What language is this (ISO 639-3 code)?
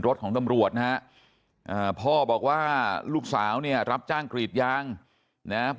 tha